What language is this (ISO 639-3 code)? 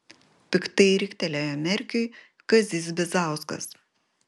lit